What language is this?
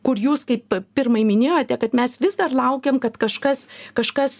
Lithuanian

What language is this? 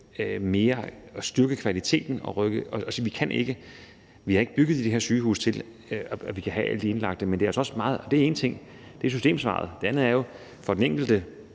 Danish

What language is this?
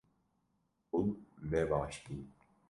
Kurdish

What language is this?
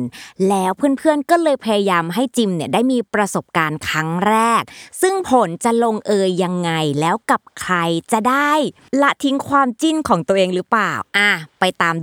Thai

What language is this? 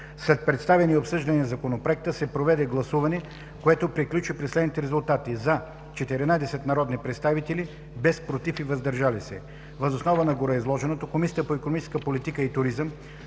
Bulgarian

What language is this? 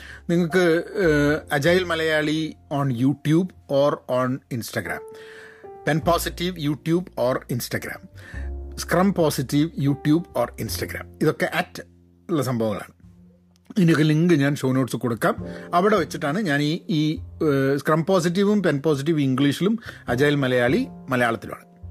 Malayalam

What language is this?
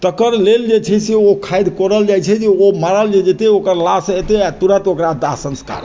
Maithili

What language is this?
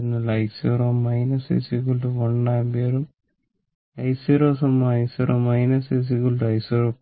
Malayalam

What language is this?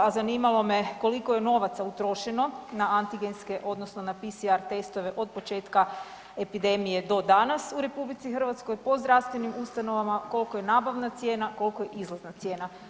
Croatian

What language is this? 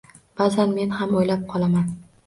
Uzbek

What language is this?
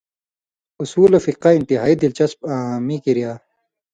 Indus Kohistani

